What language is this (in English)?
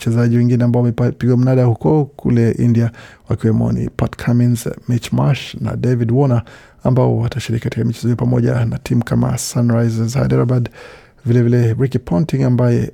Swahili